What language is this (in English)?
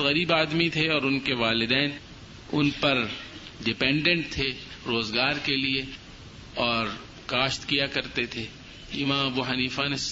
Urdu